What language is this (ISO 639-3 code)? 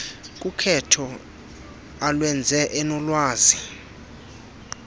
xho